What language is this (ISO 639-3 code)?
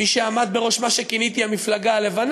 heb